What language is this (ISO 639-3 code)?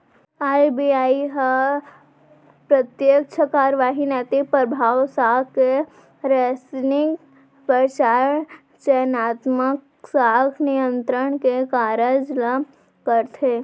hne